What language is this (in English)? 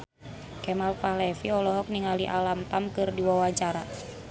Sundanese